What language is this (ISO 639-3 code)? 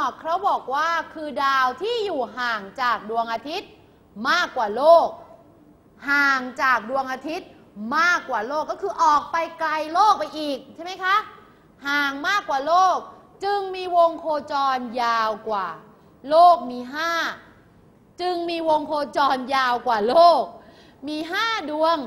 tha